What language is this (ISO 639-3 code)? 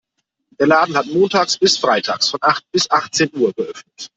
deu